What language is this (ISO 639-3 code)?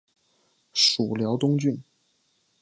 zho